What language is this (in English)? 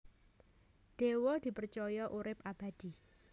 Javanese